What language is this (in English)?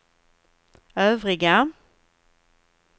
Swedish